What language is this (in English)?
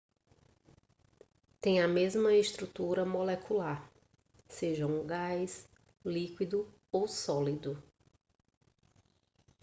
Portuguese